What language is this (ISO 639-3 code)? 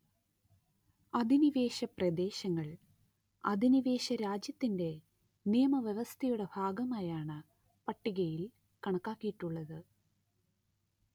mal